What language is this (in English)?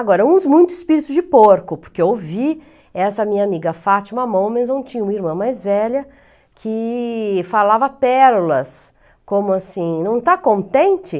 Portuguese